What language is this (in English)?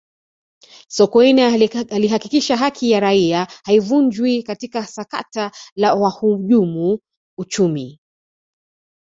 Swahili